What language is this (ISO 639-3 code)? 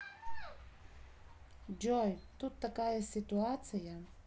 rus